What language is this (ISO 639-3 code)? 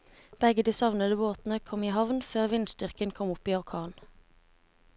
nor